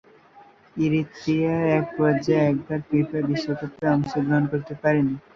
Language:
Bangla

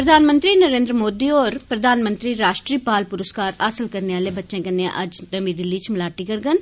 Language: Dogri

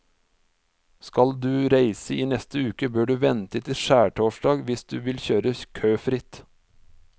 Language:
Norwegian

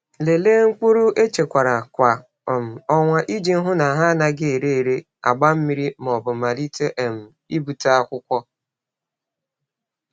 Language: Igbo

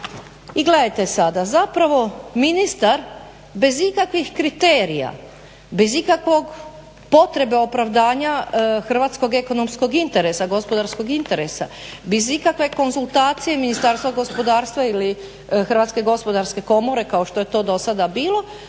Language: Croatian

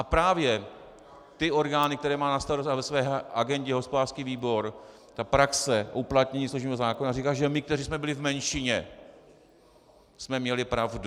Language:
Czech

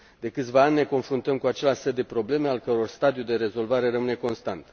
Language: Romanian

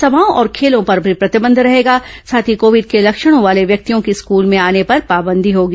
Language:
Hindi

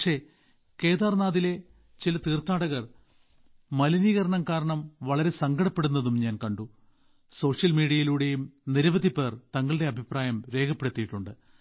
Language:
Malayalam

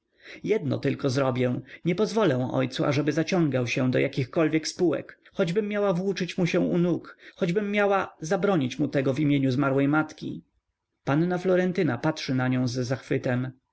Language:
Polish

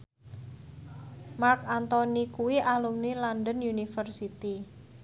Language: Javanese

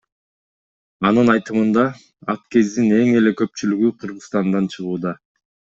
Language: Kyrgyz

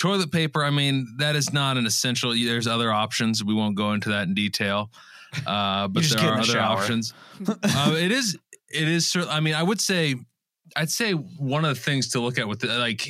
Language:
English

